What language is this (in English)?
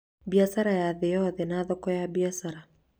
Kikuyu